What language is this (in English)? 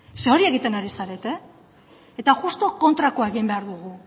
Basque